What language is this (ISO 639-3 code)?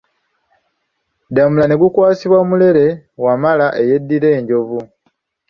lug